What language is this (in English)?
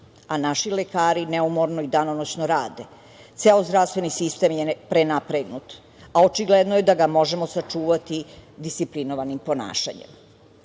Serbian